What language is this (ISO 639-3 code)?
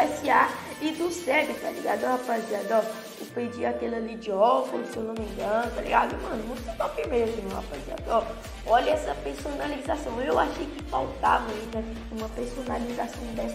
por